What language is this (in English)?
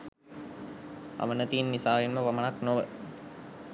Sinhala